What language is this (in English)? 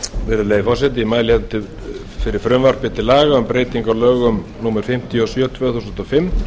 Icelandic